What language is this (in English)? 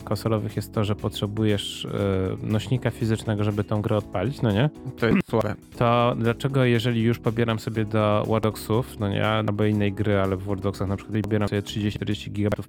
Polish